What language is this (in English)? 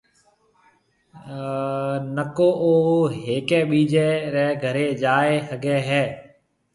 Marwari (Pakistan)